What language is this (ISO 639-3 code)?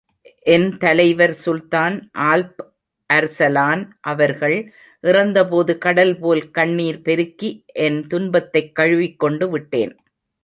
tam